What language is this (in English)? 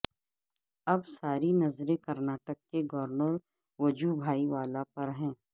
Urdu